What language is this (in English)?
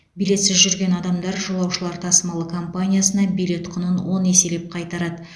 Kazakh